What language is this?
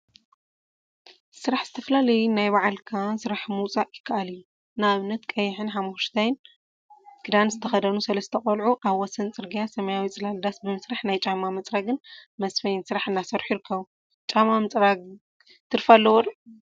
Tigrinya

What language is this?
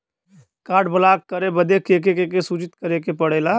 Bhojpuri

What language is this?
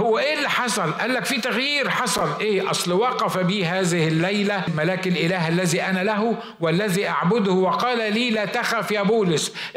Arabic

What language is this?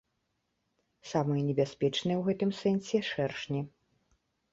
Belarusian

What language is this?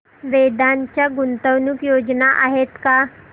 Marathi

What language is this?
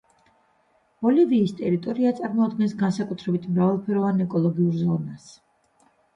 Georgian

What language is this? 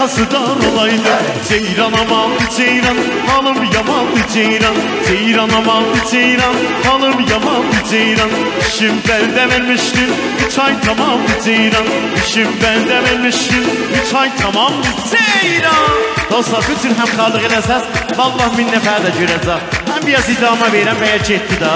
Turkish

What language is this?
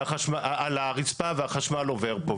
Hebrew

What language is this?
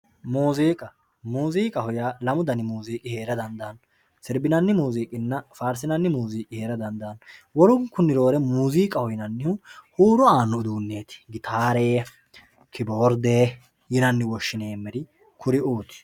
Sidamo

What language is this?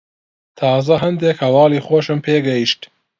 Central Kurdish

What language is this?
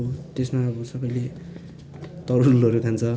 Nepali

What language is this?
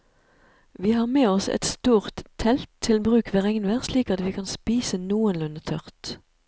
Norwegian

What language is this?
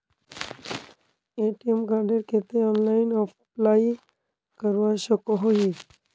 Magahi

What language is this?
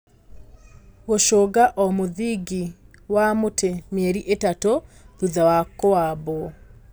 Kikuyu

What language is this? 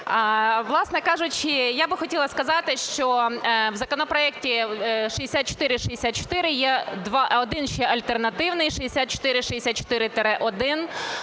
Ukrainian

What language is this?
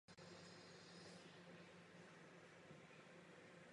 Czech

